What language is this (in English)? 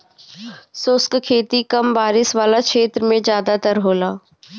Bhojpuri